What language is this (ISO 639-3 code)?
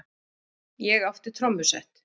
isl